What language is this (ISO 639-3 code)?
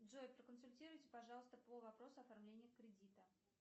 rus